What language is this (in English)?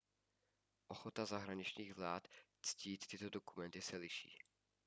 Czech